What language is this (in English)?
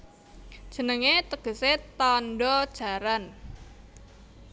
Javanese